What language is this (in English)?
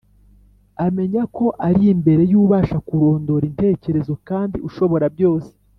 Kinyarwanda